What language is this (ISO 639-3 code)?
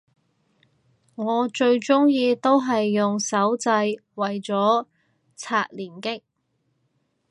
yue